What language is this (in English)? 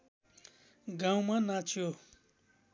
Nepali